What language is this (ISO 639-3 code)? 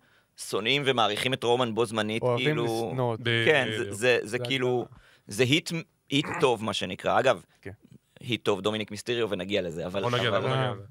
heb